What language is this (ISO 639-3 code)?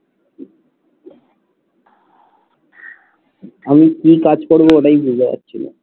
ben